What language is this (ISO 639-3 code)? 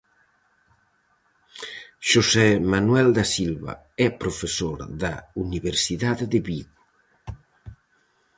glg